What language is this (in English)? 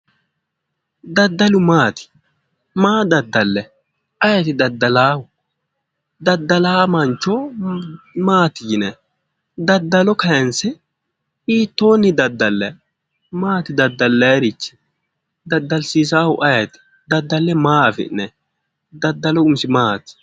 Sidamo